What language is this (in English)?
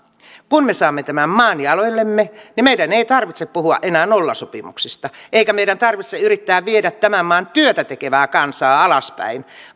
Finnish